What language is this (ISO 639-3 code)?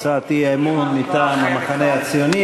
heb